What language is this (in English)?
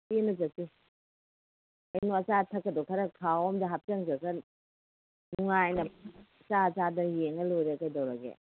Manipuri